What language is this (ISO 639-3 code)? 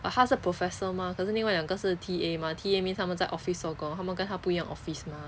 eng